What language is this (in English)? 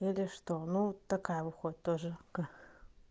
Russian